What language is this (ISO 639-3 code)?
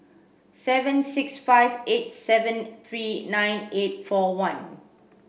eng